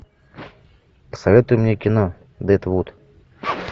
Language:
Russian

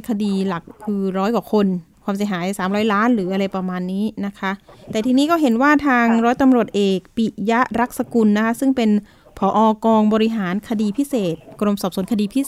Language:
Thai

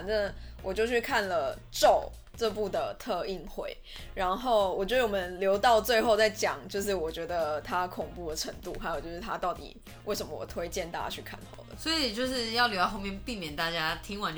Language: Chinese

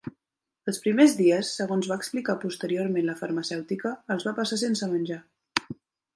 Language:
Catalan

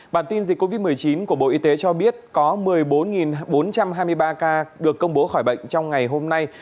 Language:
Vietnamese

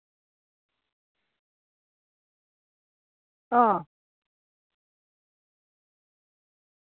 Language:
Dogri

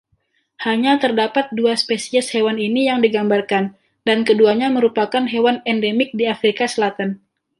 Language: Indonesian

